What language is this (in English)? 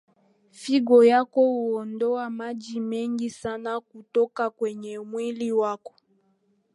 Swahili